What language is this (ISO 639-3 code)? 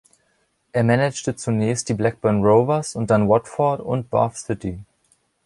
deu